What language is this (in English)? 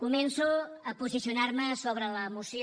Catalan